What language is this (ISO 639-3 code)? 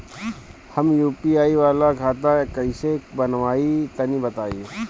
bho